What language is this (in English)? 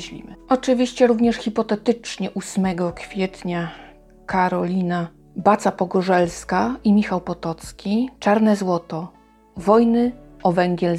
Polish